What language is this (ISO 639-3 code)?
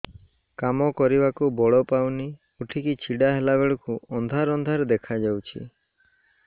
ori